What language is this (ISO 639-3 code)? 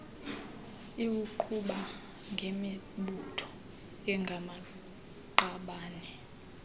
xho